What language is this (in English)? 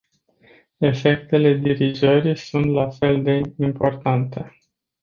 Romanian